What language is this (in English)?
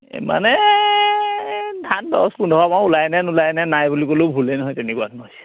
Assamese